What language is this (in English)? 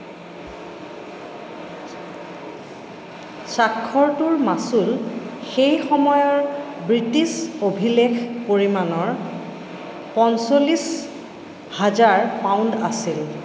Assamese